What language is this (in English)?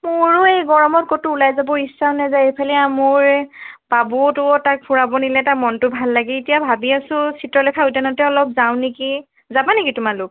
Assamese